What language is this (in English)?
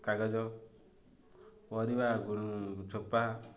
Odia